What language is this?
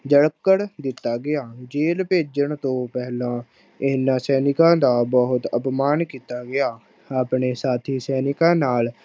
Punjabi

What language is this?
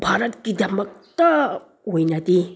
Manipuri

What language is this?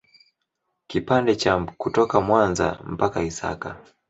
Swahili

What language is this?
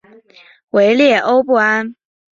Chinese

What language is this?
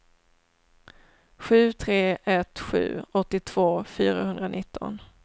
Swedish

